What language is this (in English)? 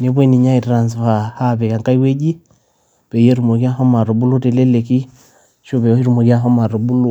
Masai